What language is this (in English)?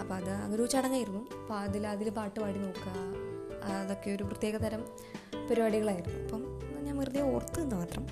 Malayalam